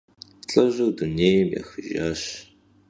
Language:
Kabardian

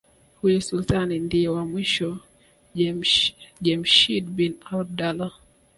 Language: Swahili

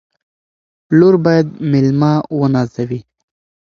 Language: Pashto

